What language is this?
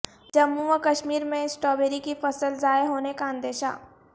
Urdu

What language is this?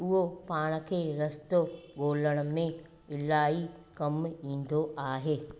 Sindhi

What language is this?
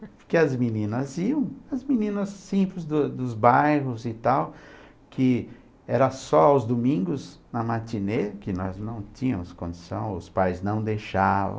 Portuguese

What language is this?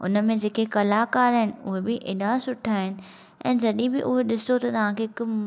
Sindhi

